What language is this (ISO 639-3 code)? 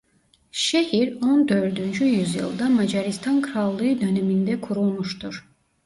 tur